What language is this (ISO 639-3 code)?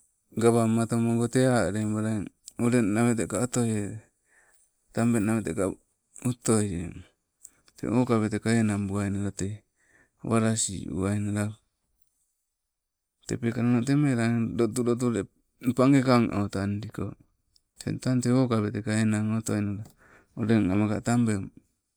nco